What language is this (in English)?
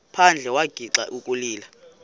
Xhosa